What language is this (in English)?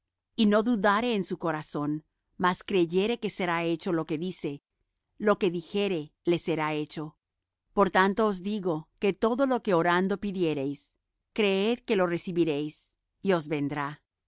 Spanish